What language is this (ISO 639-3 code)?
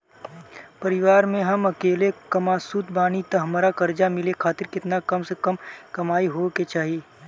bho